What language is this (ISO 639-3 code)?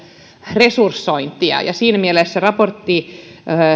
fin